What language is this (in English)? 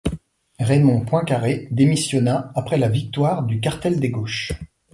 French